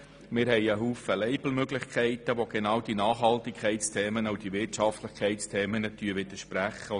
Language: Swiss German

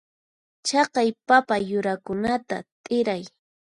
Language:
Puno Quechua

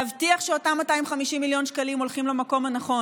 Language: Hebrew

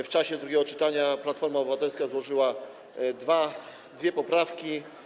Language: Polish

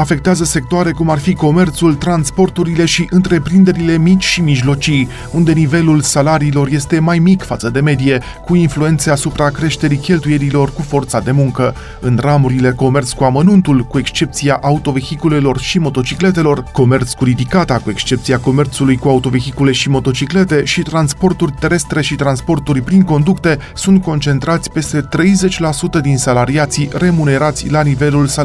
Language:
Romanian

